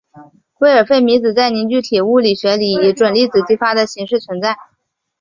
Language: Chinese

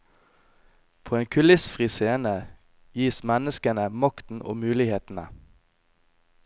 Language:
Norwegian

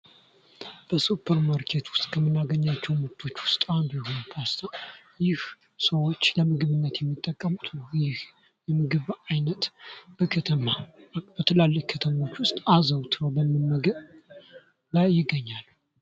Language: Amharic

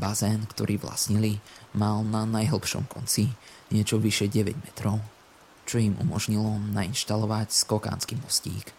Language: Slovak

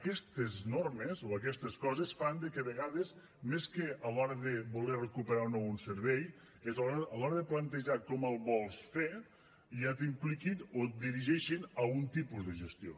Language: Catalan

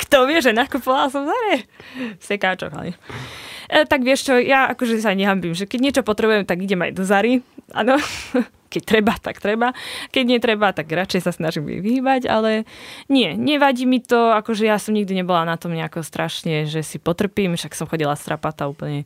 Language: Slovak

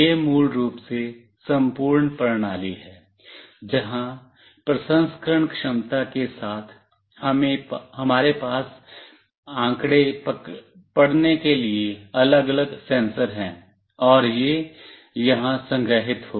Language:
Hindi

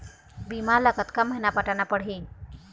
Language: Chhattisgarhi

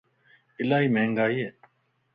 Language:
Lasi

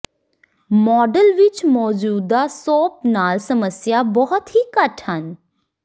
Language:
Punjabi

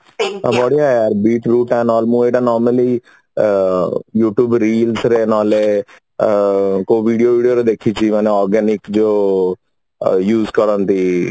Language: Odia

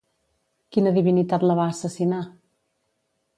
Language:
Catalan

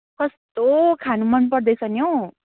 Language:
Nepali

